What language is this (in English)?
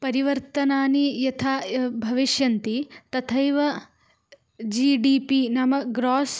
Sanskrit